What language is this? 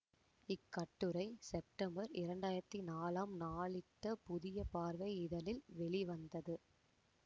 Tamil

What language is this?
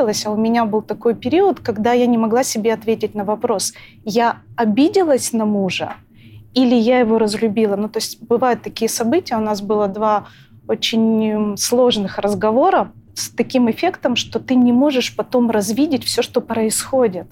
Russian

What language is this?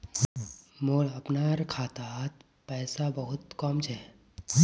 Magahi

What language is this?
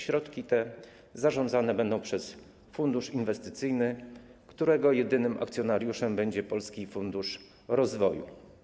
Polish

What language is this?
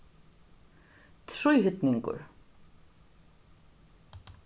Faroese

